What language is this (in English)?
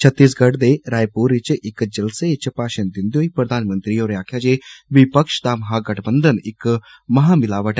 Dogri